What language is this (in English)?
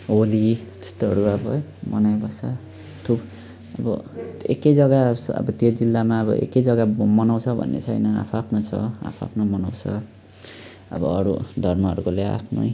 Nepali